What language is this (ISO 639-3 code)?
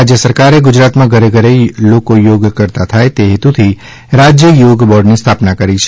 guj